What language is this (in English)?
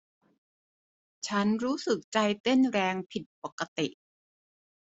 Thai